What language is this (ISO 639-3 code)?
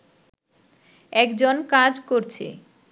ben